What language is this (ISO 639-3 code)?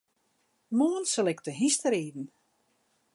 fry